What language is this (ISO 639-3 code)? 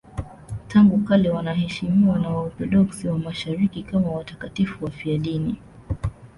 swa